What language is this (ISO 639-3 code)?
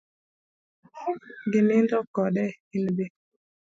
luo